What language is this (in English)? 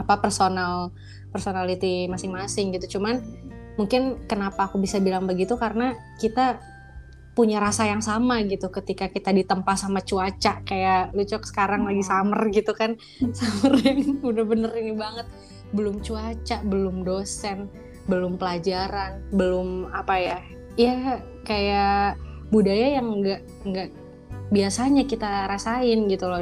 Indonesian